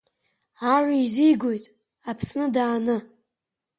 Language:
Abkhazian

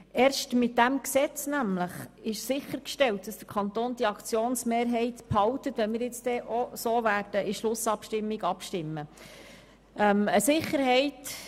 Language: Swiss German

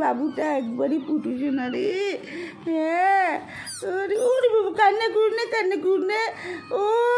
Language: Bangla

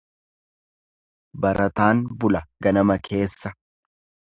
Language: Oromo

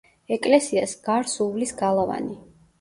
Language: Georgian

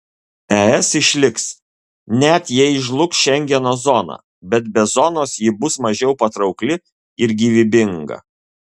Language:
Lithuanian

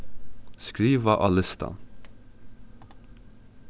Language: Faroese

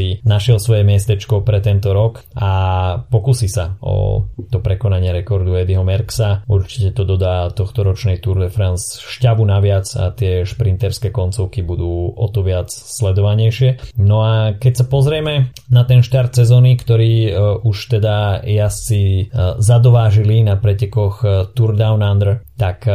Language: Slovak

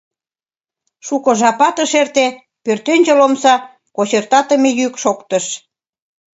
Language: Mari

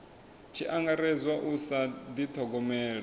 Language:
Venda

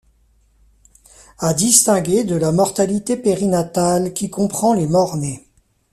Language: French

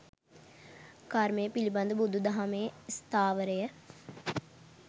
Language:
Sinhala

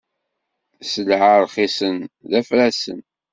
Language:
Kabyle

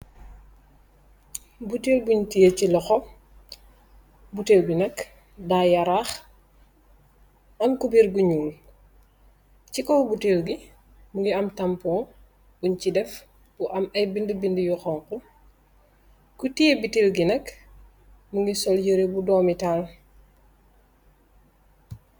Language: Wolof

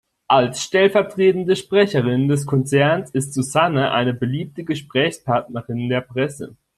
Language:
German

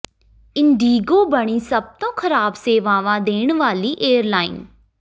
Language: Punjabi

